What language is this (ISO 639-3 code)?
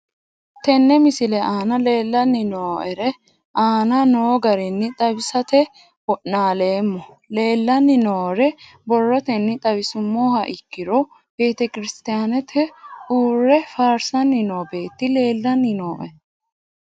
sid